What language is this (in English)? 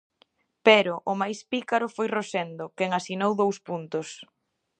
Galician